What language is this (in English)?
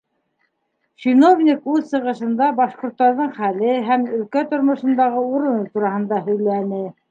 Bashkir